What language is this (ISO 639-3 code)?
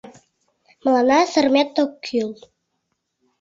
chm